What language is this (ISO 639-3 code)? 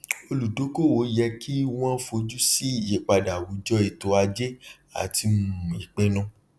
yor